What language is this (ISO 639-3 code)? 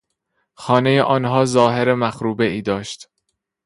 fas